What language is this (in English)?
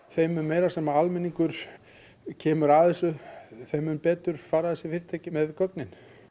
Icelandic